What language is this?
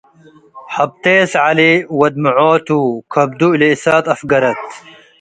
Tigre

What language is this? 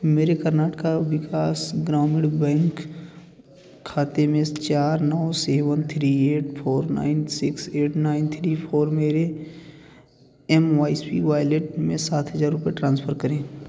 Hindi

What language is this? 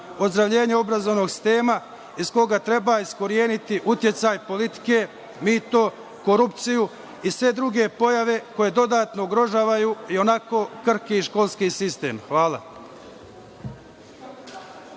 Serbian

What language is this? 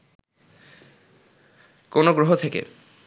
Bangla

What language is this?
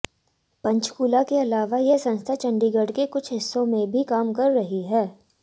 Hindi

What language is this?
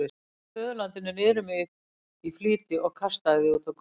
Icelandic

